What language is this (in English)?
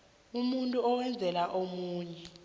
South Ndebele